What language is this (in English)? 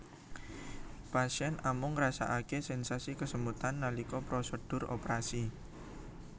Javanese